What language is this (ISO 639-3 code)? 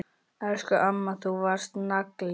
isl